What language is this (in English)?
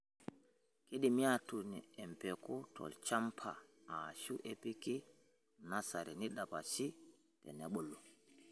Masai